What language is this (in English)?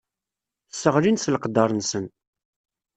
Kabyle